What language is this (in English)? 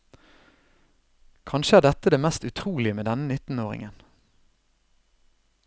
Norwegian